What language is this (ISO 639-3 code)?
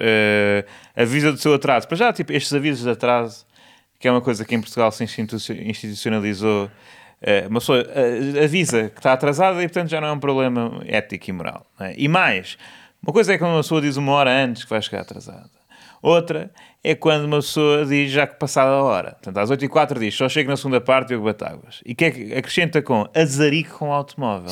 por